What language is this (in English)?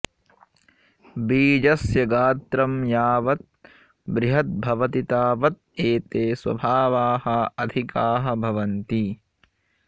Sanskrit